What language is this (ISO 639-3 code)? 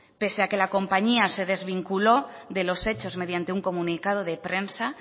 spa